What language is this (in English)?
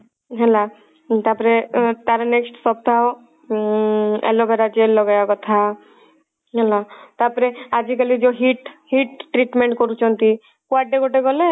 Odia